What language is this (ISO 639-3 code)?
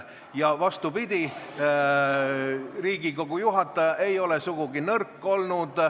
est